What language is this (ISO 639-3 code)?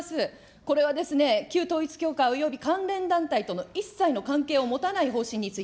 jpn